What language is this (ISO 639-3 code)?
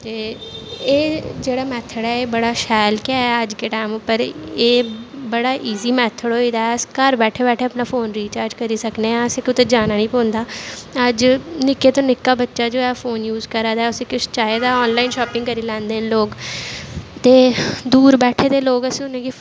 doi